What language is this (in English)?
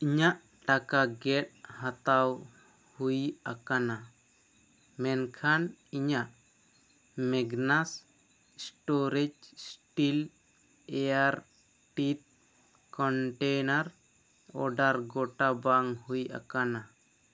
Santali